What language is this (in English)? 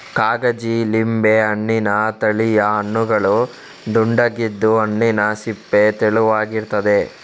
Kannada